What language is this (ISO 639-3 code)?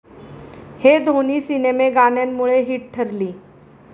mar